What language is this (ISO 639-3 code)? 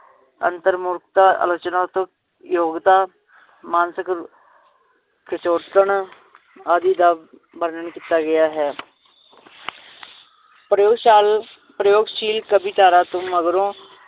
pan